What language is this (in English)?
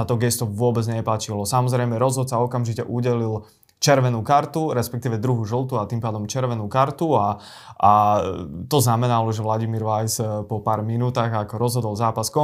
Slovak